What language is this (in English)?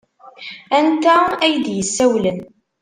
Kabyle